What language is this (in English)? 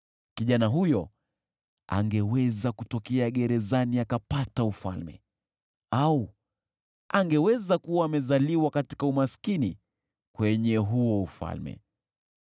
Swahili